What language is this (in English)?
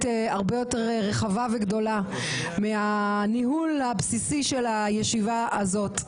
Hebrew